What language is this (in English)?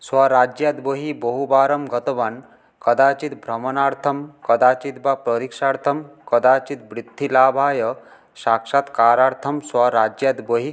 Sanskrit